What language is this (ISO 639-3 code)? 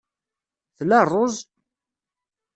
kab